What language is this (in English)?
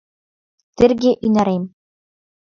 Mari